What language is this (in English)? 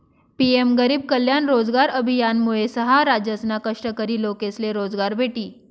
Marathi